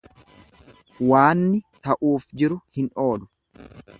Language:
Oromo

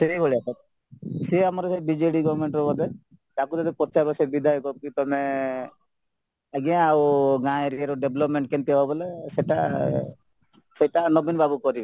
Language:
Odia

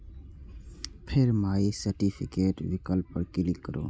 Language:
Maithili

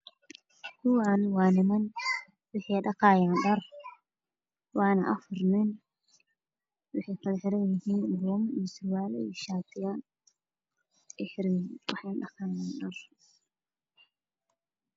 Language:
Somali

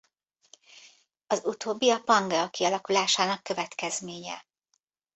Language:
Hungarian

